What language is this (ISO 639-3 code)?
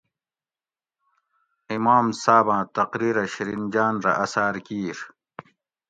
gwc